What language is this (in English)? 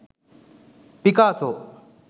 Sinhala